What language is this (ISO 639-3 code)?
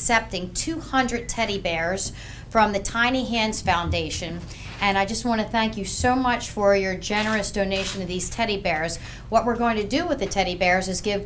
eng